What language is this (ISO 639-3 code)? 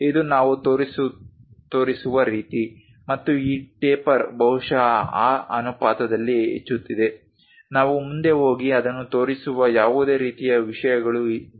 kan